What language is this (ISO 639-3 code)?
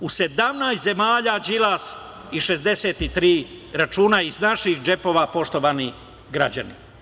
srp